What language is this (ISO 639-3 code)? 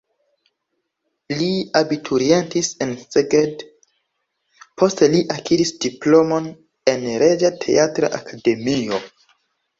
epo